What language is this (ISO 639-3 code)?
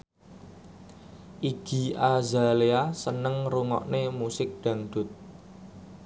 jav